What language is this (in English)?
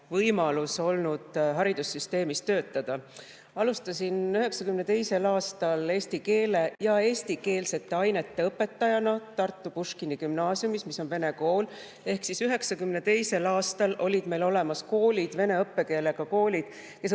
Estonian